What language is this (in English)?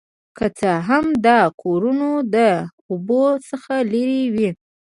Pashto